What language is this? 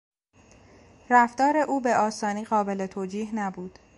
Persian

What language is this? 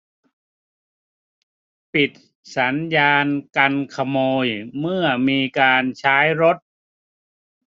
Thai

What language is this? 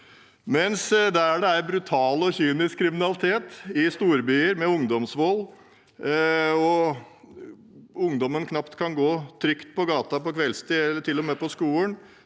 Norwegian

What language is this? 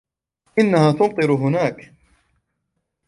Arabic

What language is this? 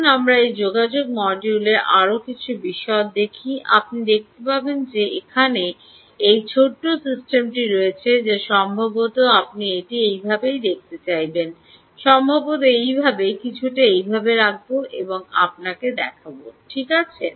Bangla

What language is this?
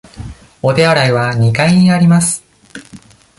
Japanese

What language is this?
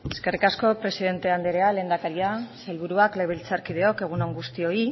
Basque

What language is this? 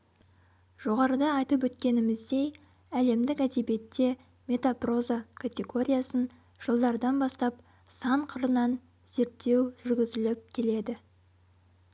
Kazakh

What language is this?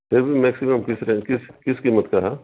Urdu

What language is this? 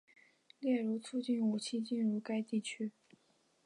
Chinese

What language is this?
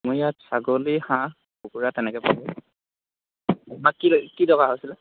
Assamese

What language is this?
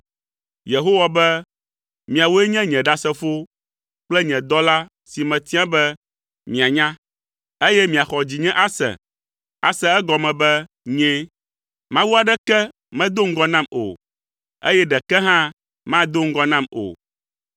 Ewe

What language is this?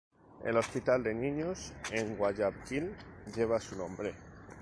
Spanish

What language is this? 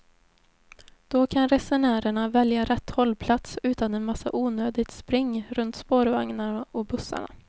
Swedish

